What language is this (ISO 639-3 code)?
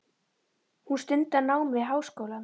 isl